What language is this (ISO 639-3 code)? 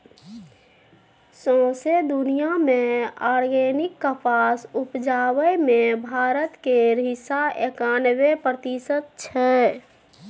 mai